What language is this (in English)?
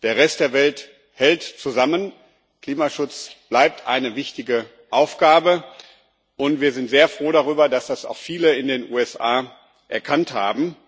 German